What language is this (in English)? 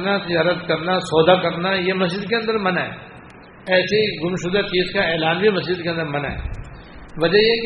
Urdu